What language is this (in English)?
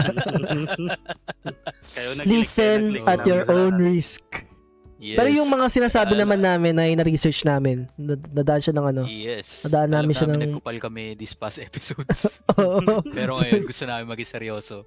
Filipino